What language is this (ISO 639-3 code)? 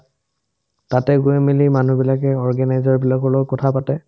asm